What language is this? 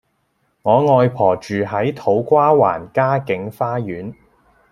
Cantonese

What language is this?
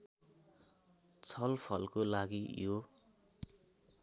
Nepali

